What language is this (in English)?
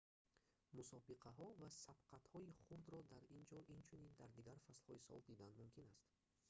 Tajik